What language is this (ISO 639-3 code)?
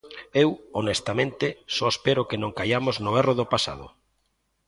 glg